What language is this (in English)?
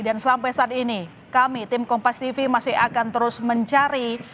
Indonesian